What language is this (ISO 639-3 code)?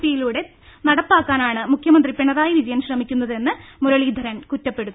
mal